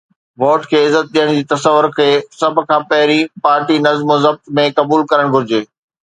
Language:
Sindhi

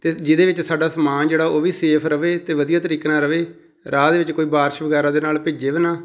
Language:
Punjabi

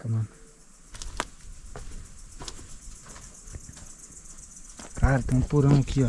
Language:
Portuguese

